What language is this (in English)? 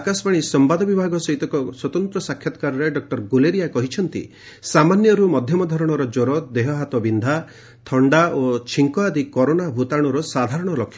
Odia